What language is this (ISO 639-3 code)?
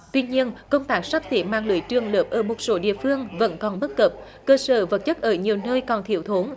vie